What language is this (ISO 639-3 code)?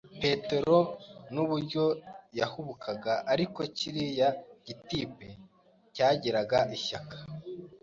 kin